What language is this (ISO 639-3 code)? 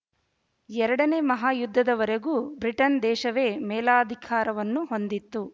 kan